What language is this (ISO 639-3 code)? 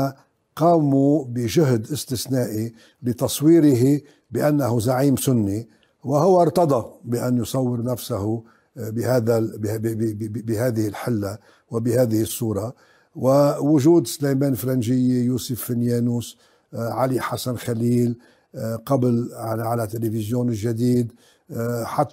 ara